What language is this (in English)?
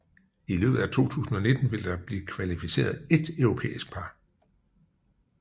Danish